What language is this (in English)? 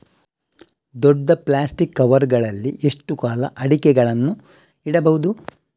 Kannada